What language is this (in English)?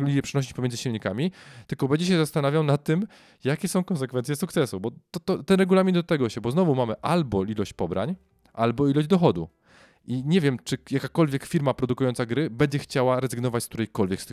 Polish